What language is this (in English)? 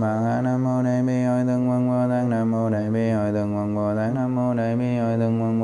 Vietnamese